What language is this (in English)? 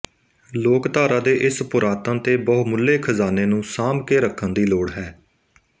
Punjabi